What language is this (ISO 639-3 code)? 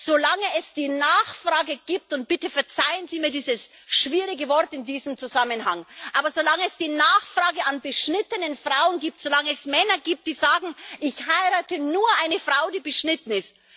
deu